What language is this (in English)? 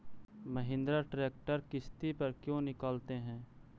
Magahi